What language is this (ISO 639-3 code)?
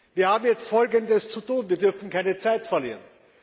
deu